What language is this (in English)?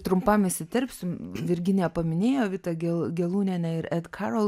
Lithuanian